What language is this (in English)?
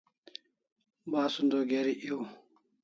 Kalasha